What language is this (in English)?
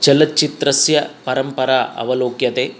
Sanskrit